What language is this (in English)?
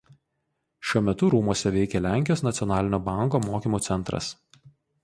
Lithuanian